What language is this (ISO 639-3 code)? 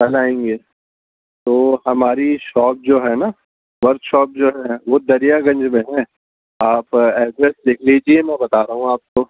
urd